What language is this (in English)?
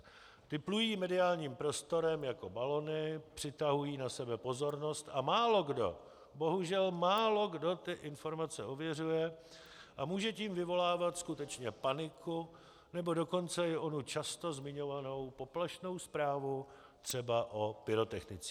Czech